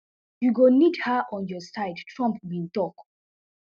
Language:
Nigerian Pidgin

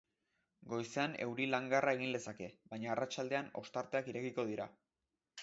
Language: Basque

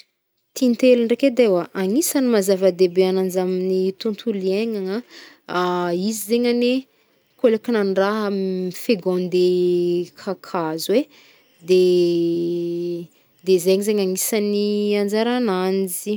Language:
Northern Betsimisaraka Malagasy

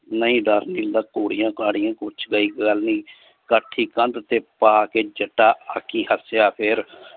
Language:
Punjabi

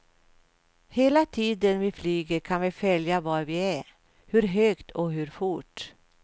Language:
Swedish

